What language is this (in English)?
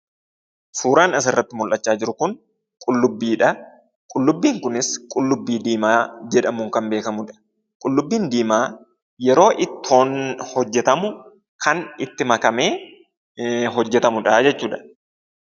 Oromo